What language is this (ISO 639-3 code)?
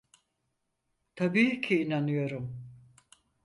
tur